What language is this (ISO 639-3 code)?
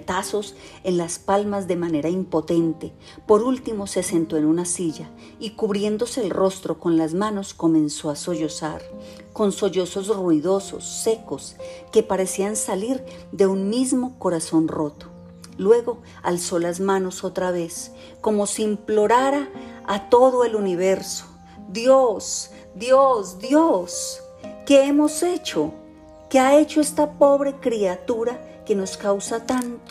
spa